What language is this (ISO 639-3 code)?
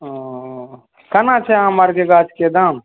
mai